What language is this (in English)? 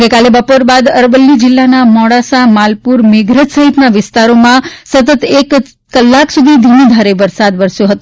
Gujarati